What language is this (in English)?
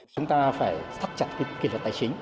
Vietnamese